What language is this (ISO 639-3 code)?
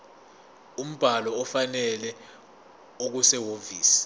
zul